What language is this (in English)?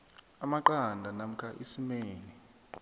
South Ndebele